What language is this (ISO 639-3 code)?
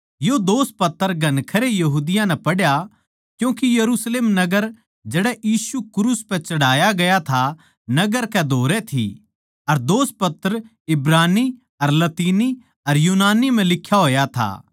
bgc